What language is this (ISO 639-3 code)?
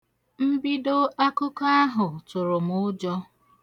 ibo